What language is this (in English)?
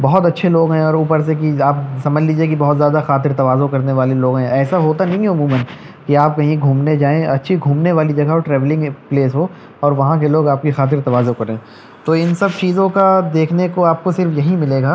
Urdu